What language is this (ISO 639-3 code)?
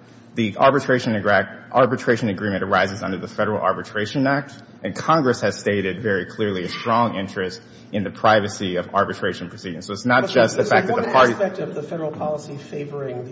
eng